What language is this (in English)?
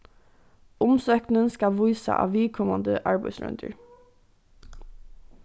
Faroese